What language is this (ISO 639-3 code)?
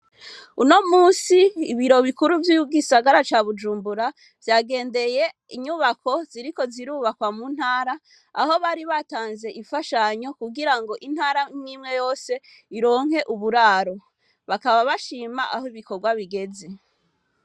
run